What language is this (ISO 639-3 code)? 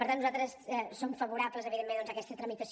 cat